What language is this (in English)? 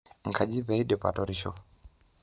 Masai